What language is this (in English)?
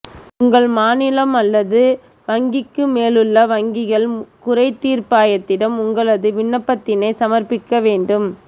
Tamil